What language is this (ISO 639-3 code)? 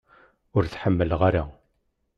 kab